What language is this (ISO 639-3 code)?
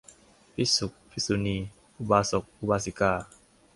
tha